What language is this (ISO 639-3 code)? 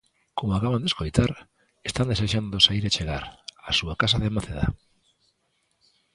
glg